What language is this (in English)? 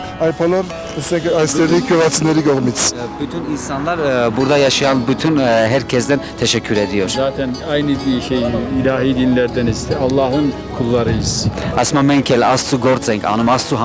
Turkish